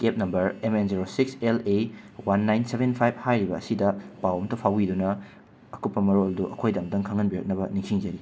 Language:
Manipuri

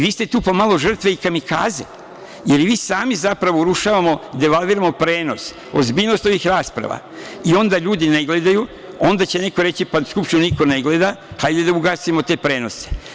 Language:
Serbian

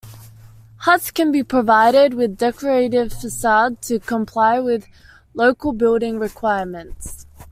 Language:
English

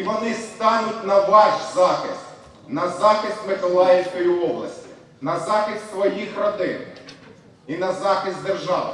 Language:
Ukrainian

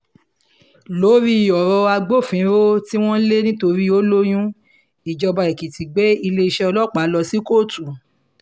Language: Yoruba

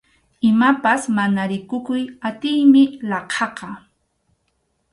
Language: Arequipa-La Unión Quechua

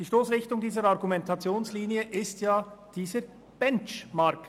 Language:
Swiss German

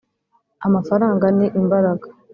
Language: Kinyarwanda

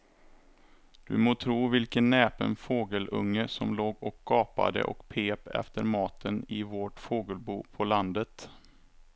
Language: Swedish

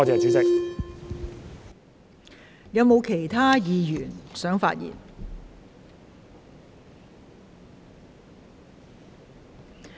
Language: Cantonese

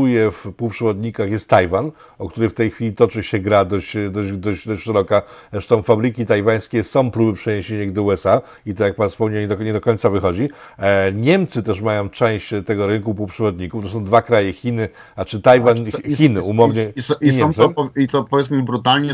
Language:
Polish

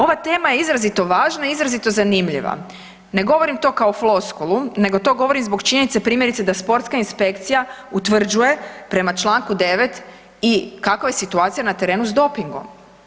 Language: Croatian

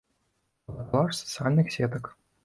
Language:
Belarusian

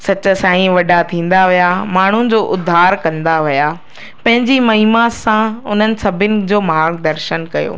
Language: Sindhi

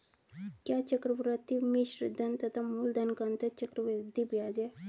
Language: Hindi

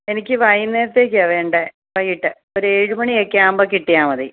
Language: Malayalam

